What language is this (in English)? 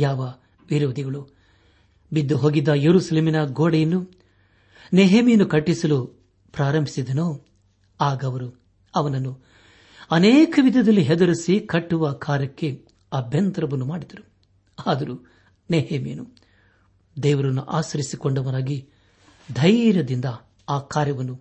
Kannada